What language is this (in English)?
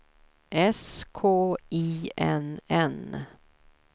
Swedish